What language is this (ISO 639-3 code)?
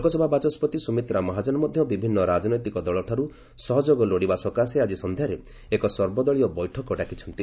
ori